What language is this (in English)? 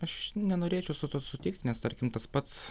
Lithuanian